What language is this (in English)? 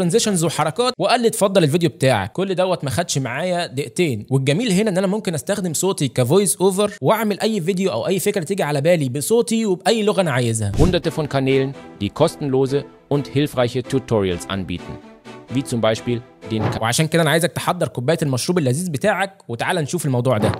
Arabic